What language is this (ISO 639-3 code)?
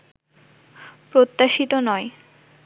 ben